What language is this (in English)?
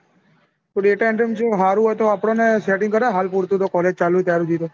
Gujarati